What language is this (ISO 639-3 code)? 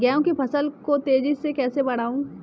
hin